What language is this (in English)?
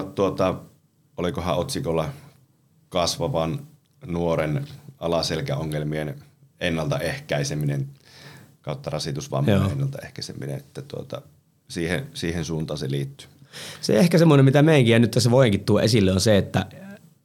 Finnish